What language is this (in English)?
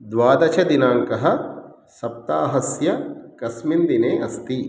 Sanskrit